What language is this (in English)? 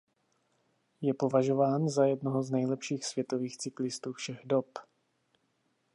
Czech